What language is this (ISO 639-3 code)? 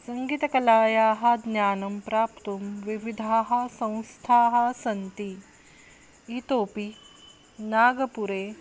san